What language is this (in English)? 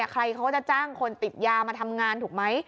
Thai